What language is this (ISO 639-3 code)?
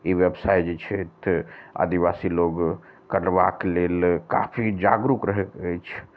mai